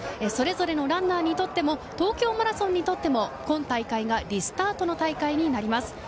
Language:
Japanese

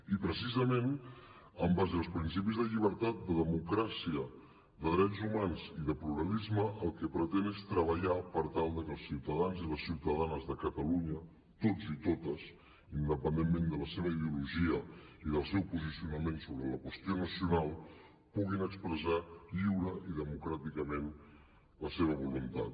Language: Catalan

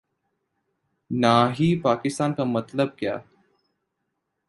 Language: Urdu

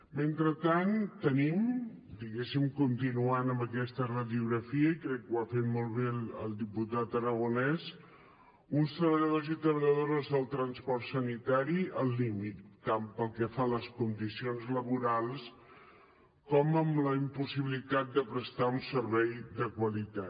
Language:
Catalan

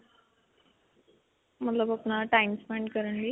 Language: Punjabi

